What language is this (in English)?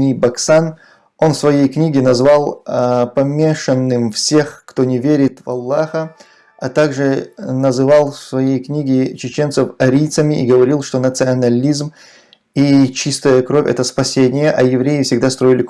Russian